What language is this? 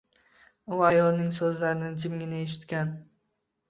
Uzbek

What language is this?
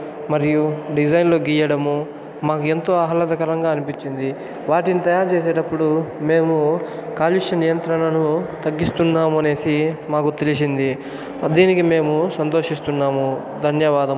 Telugu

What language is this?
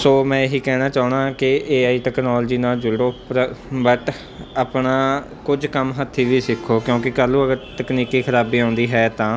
Punjabi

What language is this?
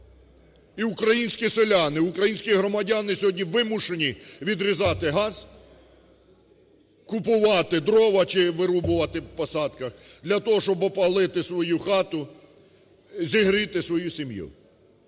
Ukrainian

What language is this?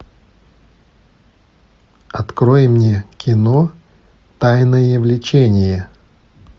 Russian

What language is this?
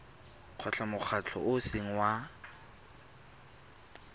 Tswana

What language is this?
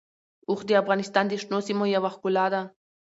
Pashto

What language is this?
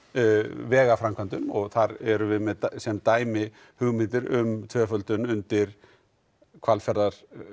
Icelandic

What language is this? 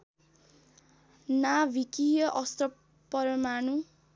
Nepali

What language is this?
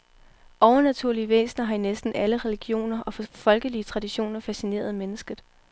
Danish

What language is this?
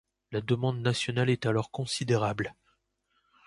French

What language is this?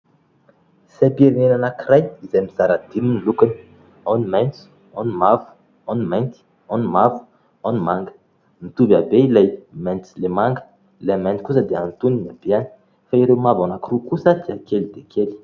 Malagasy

